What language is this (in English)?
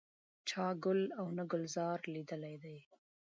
Pashto